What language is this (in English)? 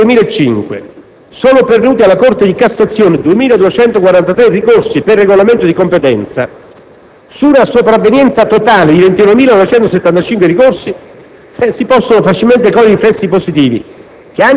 Italian